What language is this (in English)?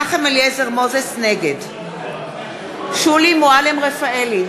Hebrew